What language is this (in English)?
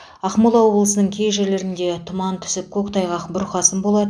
Kazakh